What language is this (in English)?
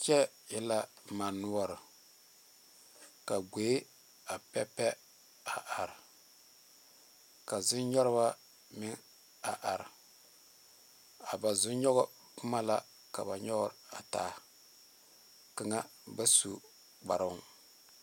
Southern Dagaare